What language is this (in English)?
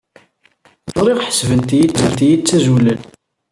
Kabyle